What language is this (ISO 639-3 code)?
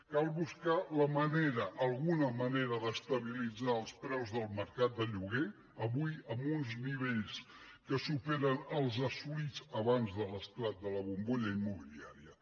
cat